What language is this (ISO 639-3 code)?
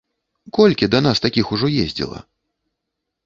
bel